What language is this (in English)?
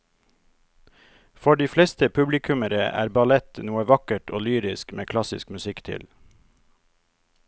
Norwegian